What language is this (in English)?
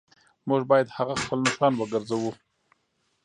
Pashto